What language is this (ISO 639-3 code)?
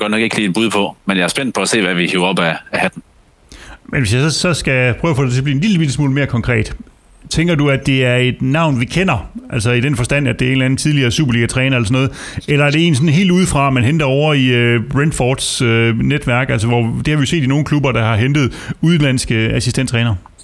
dan